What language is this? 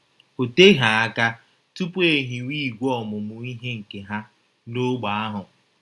Igbo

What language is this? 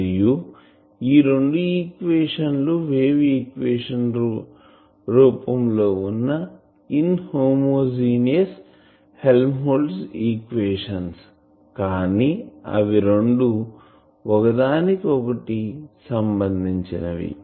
Telugu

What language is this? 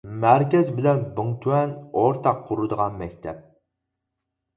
Uyghur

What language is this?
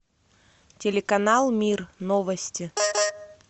Russian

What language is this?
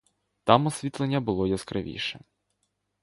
Ukrainian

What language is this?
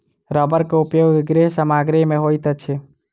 Maithili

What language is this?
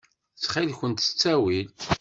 Kabyle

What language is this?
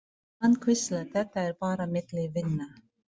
Icelandic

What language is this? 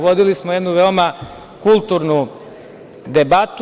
Serbian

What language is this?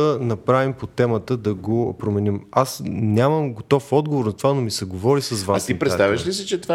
Bulgarian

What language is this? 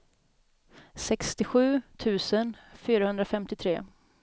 Swedish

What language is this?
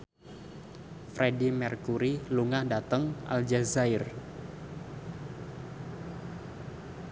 Javanese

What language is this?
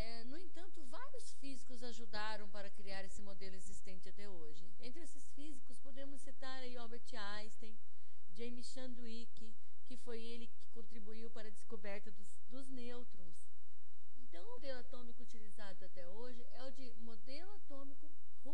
Portuguese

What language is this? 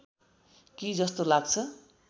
Nepali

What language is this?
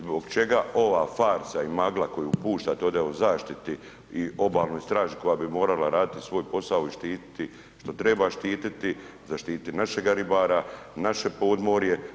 Croatian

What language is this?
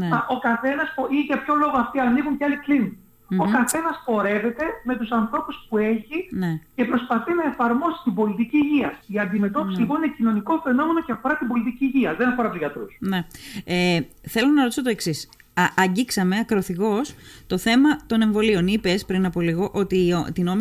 Greek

